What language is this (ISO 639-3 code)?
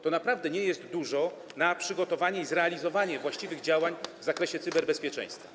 pol